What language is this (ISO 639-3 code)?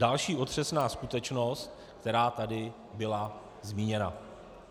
ces